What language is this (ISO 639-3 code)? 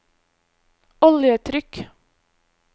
nor